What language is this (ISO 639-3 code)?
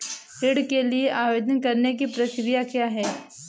hin